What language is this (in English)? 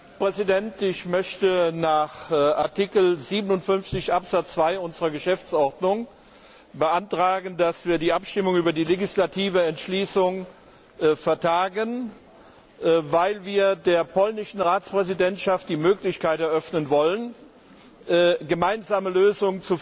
German